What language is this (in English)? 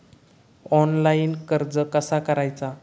Marathi